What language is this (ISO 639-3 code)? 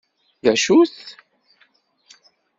kab